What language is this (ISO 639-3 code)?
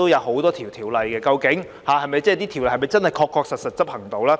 yue